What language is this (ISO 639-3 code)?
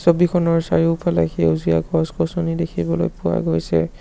asm